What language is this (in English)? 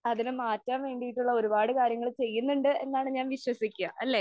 Malayalam